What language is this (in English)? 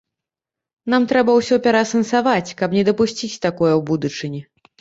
Belarusian